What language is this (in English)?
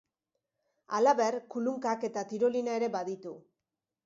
Basque